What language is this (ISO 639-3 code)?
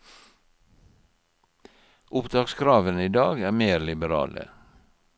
nor